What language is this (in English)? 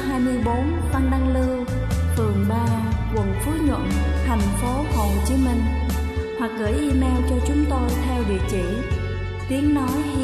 Vietnamese